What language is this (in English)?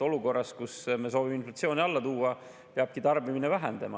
Estonian